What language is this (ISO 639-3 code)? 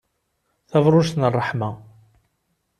kab